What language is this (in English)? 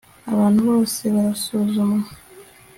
Kinyarwanda